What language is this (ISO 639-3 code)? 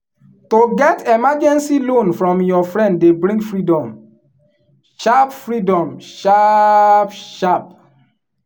pcm